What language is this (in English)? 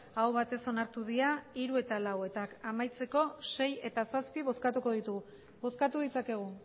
Basque